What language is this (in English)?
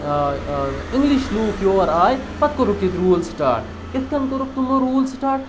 Kashmiri